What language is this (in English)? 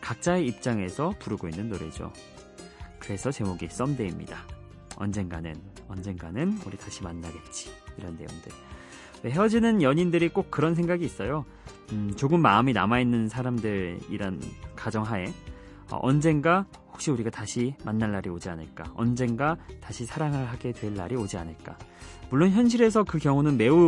Korean